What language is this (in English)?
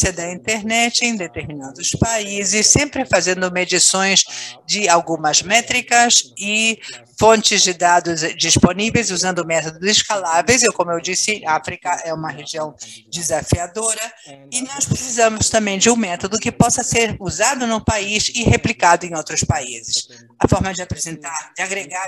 Portuguese